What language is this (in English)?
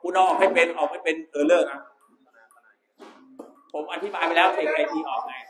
Thai